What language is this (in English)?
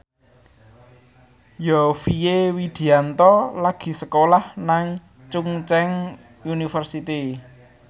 Javanese